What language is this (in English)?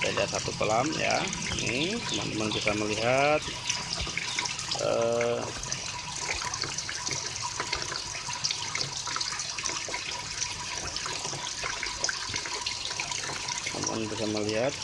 Indonesian